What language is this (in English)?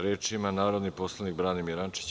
Serbian